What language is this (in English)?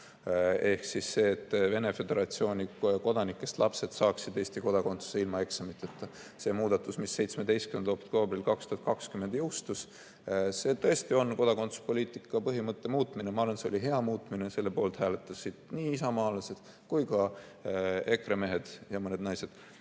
Estonian